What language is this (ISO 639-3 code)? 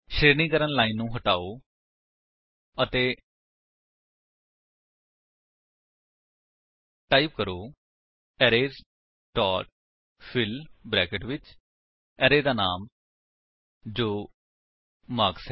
pan